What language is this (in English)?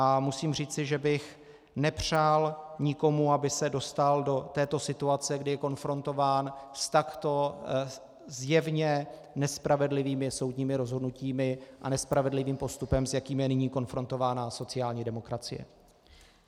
Czech